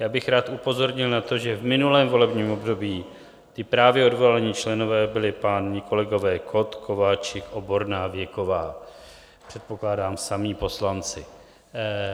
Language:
Czech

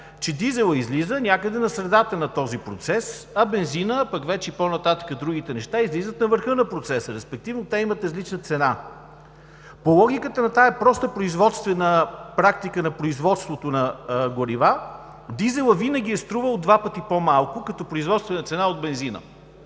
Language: Bulgarian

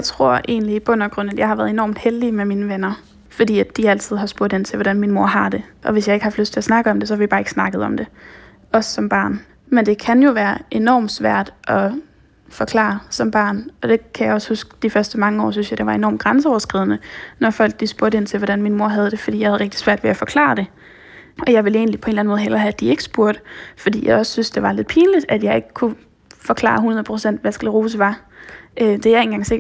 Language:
Danish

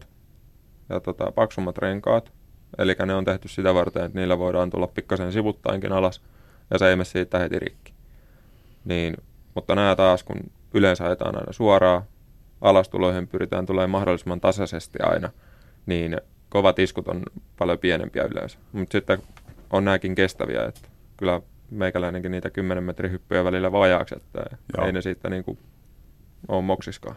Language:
Finnish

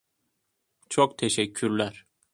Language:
Turkish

